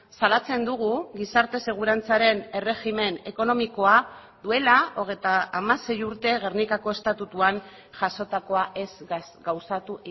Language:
Basque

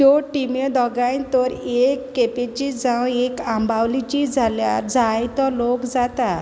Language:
Konkani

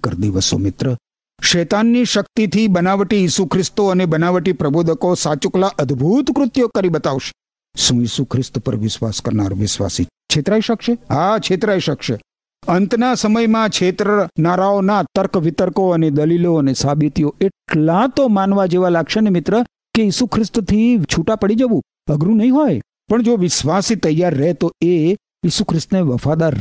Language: Gujarati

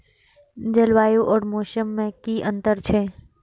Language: Maithili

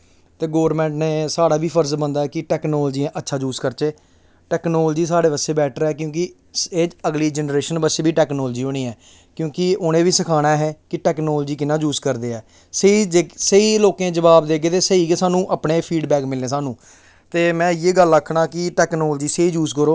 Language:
Dogri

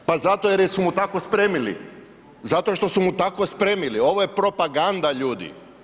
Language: Croatian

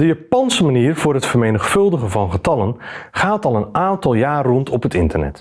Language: Dutch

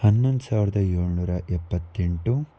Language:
Kannada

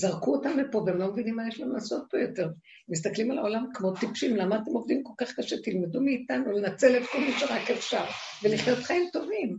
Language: Hebrew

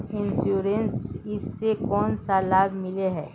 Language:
Magahi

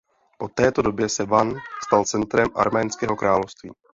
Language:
Czech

